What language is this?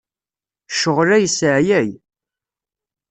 Kabyle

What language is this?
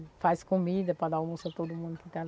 Portuguese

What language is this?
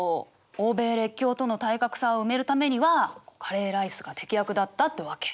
Japanese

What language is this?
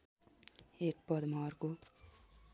Nepali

